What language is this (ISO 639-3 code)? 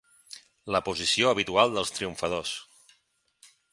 cat